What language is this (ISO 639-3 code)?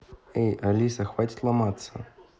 rus